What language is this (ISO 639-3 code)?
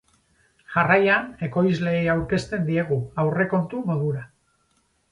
eus